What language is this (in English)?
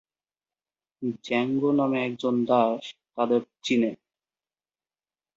Bangla